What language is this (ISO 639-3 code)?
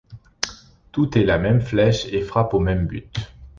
fra